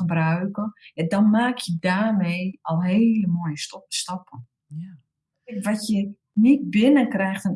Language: Dutch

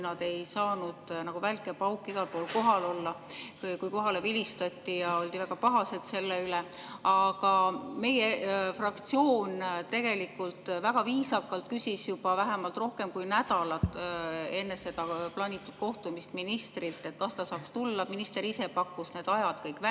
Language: Estonian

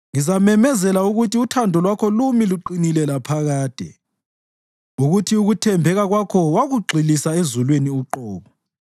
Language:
North Ndebele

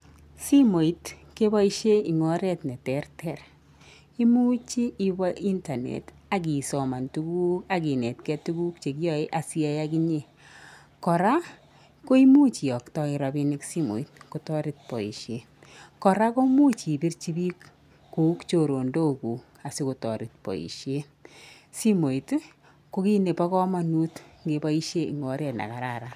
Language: Kalenjin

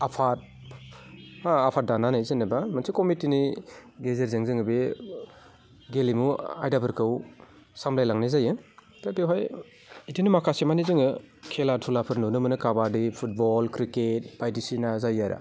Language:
Bodo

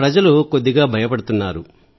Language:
Telugu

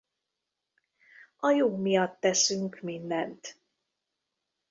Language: Hungarian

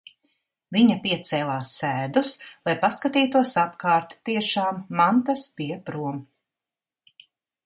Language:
Latvian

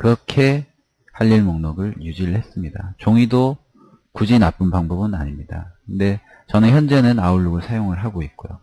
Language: Korean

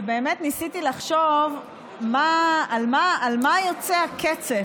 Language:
Hebrew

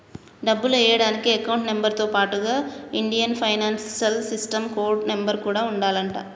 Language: Telugu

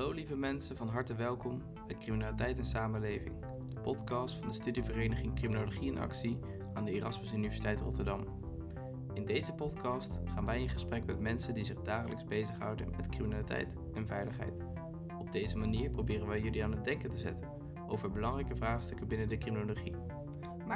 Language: Dutch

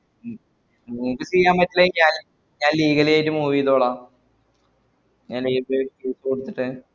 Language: Malayalam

